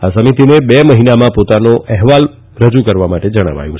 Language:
Gujarati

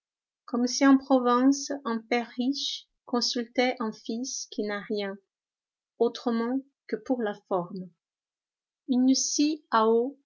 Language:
French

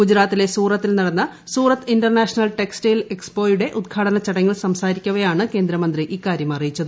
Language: Malayalam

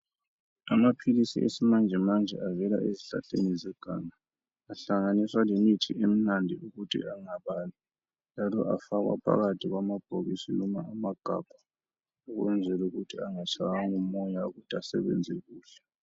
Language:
North Ndebele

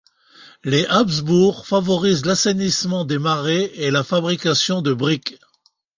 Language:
French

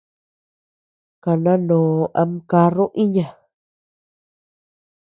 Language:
Tepeuxila Cuicatec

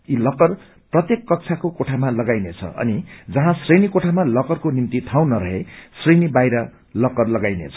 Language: Nepali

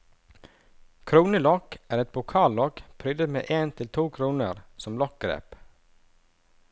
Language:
Norwegian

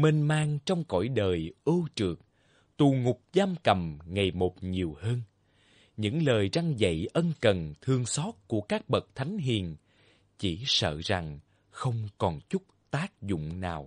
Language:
Vietnamese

